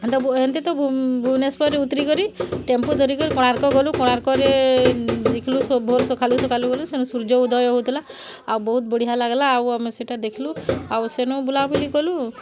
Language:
Odia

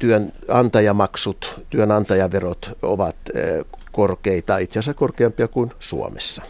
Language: Finnish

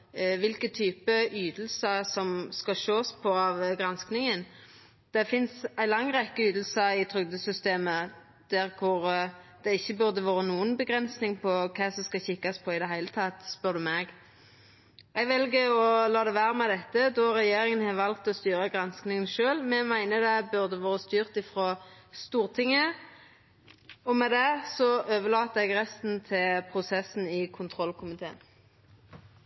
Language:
Norwegian Nynorsk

